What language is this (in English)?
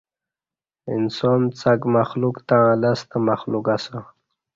Kati